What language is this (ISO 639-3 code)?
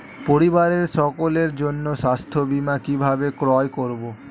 ben